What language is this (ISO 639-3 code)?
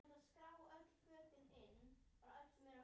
isl